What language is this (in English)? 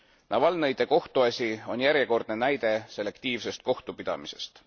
Estonian